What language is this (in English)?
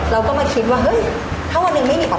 Thai